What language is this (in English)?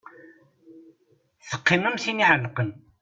Kabyle